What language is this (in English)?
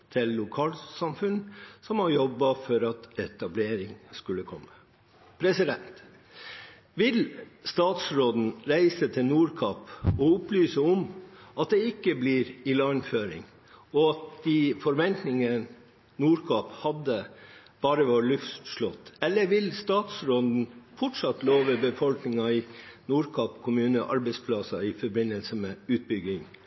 Norwegian Bokmål